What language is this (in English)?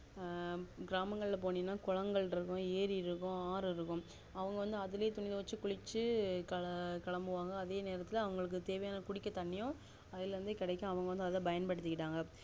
Tamil